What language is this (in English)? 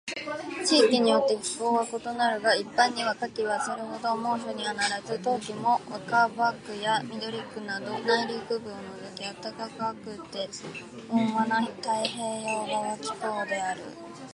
Japanese